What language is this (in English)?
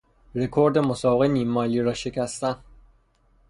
Persian